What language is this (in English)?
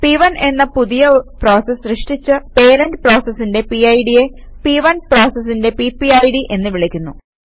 Malayalam